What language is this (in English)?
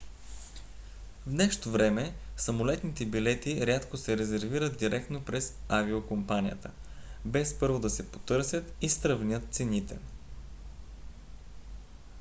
Bulgarian